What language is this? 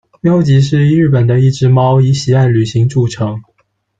Chinese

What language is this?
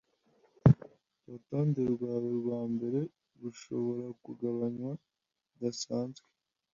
Kinyarwanda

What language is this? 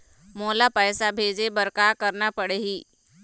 Chhattisgarhi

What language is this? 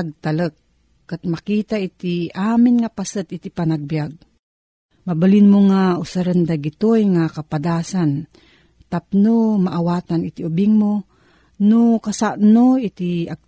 Filipino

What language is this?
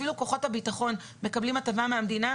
Hebrew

